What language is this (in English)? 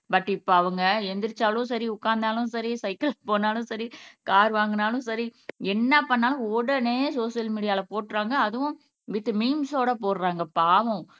Tamil